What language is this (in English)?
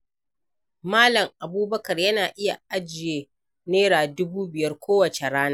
Hausa